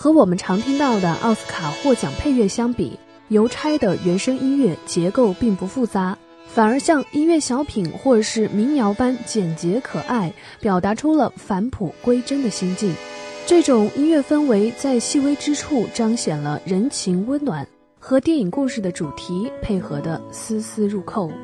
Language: Chinese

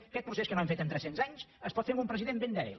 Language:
Catalan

